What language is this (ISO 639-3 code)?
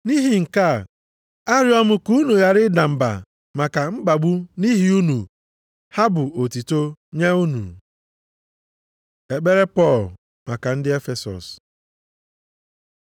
ibo